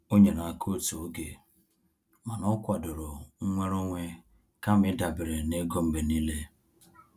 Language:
Igbo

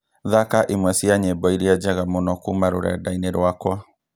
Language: Kikuyu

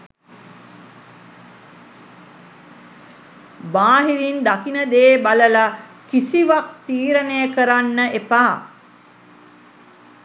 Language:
Sinhala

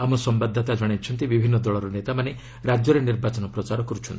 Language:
Odia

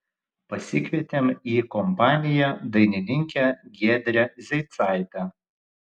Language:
Lithuanian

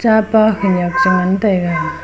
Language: Wancho Naga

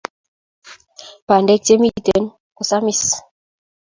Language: Kalenjin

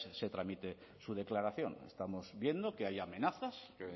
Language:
Spanish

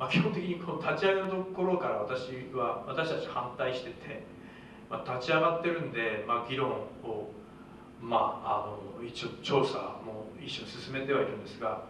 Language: Japanese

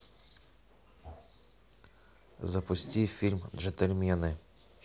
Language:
Russian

